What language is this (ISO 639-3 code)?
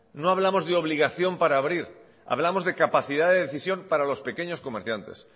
spa